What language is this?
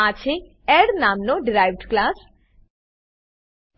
Gujarati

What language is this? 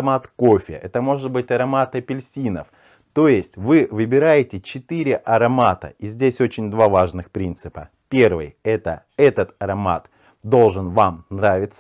Russian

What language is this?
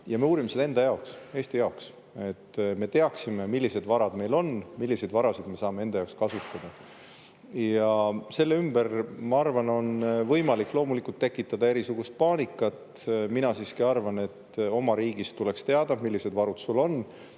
Estonian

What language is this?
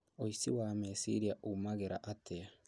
Kikuyu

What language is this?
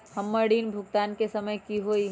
Magahi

